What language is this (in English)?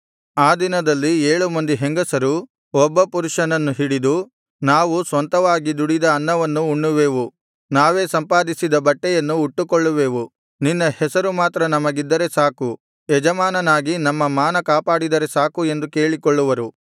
Kannada